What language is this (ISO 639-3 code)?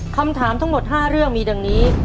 tha